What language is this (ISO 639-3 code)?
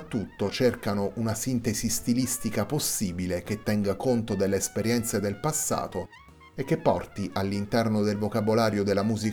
ita